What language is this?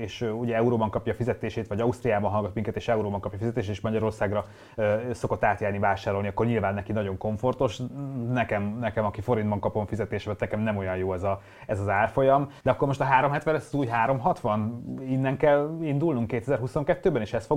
Hungarian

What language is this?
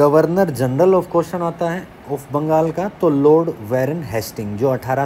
Hindi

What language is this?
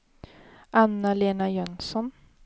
Swedish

